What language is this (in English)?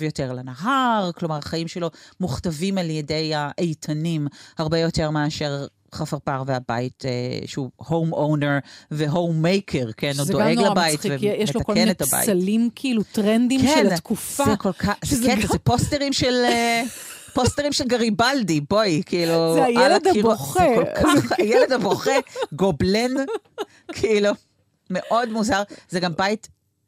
Hebrew